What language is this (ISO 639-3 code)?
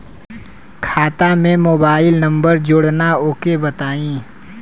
bho